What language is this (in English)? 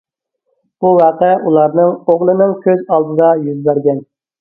Uyghur